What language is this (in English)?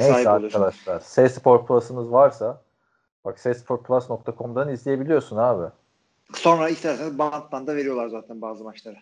Turkish